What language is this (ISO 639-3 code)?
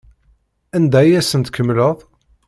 kab